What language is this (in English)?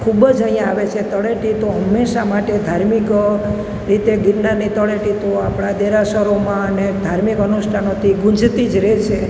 Gujarati